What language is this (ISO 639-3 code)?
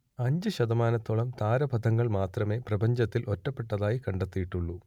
mal